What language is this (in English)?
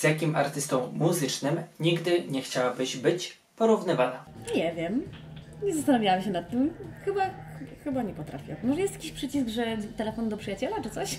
Polish